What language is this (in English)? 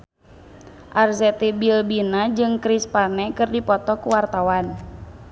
Sundanese